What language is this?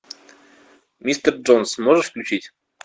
Russian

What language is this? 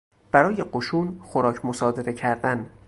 Persian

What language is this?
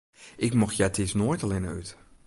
Western Frisian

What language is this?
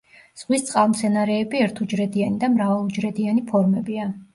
Georgian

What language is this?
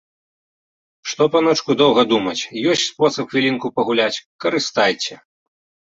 Belarusian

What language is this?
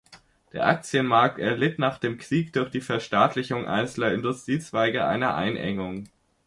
German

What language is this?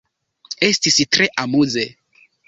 Esperanto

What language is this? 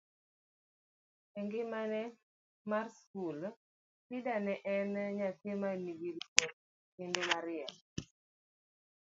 Luo (Kenya and Tanzania)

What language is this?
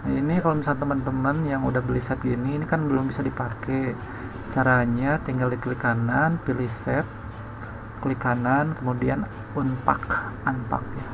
Indonesian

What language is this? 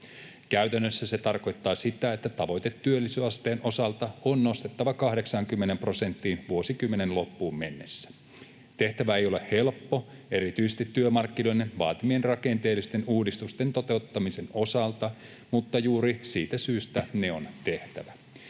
Finnish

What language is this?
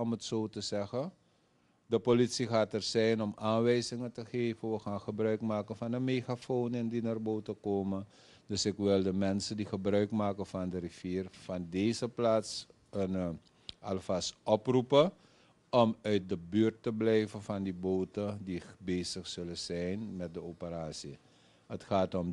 Dutch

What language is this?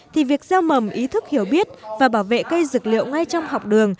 Vietnamese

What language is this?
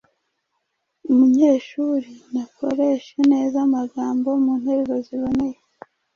Kinyarwanda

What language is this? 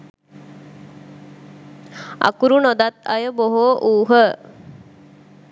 Sinhala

